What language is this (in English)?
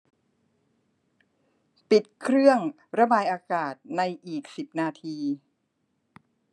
Thai